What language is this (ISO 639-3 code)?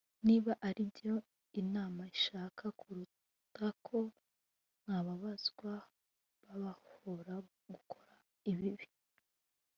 kin